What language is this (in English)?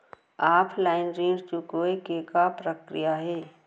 Chhattisgarhi